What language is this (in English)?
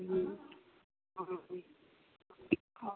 Hindi